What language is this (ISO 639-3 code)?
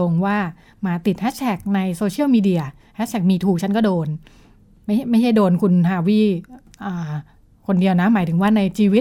tha